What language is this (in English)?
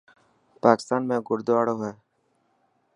Dhatki